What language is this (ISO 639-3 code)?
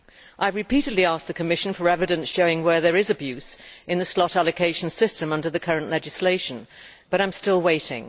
eng